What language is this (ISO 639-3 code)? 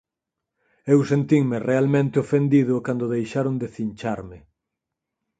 glg